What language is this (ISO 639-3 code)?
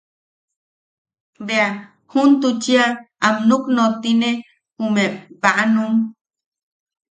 yaq